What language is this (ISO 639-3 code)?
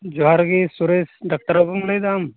sat